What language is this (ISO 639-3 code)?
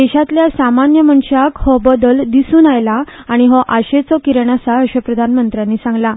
kok